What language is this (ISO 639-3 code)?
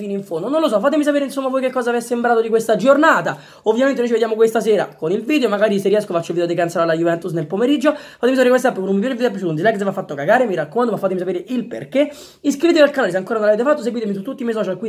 ita